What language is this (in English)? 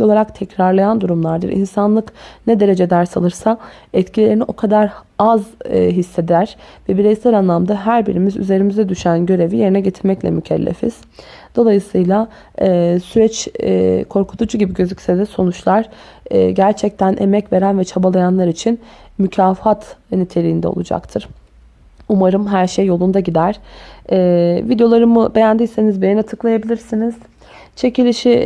Turkish